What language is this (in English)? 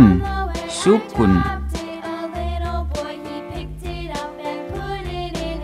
Korean